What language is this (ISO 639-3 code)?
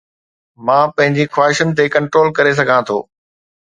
snd